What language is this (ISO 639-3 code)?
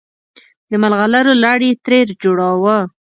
pus